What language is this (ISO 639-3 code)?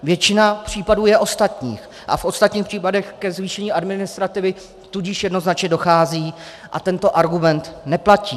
ces